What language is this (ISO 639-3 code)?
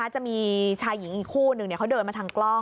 tha